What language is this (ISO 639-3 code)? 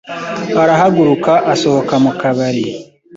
kin